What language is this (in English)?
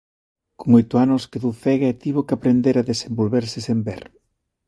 Galician